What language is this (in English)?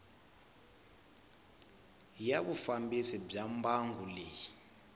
Tsonga